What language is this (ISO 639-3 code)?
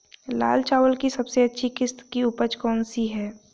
hin